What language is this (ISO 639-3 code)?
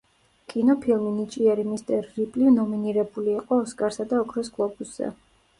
kat